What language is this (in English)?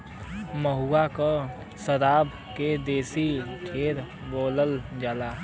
Bhojpuri